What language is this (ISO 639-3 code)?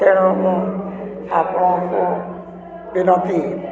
ori